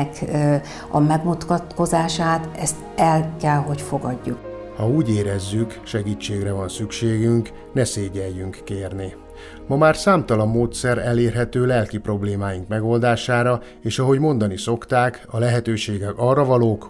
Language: Hungarian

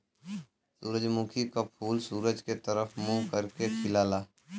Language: Bhojpuri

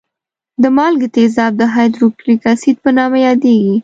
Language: Pashto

